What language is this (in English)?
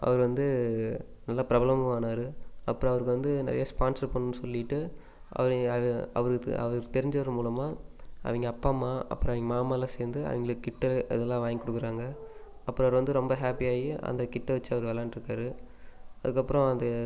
Tamil